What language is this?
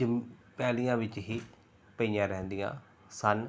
Punjabi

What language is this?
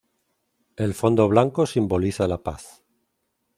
Spanish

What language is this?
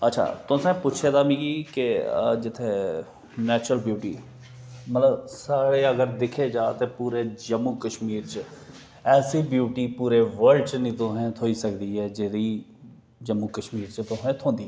Dogri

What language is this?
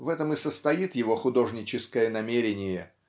Russian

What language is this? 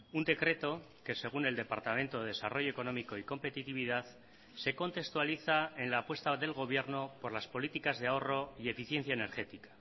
Spanish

